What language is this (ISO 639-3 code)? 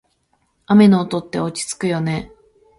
jpn